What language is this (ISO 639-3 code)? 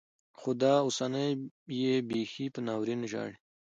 pus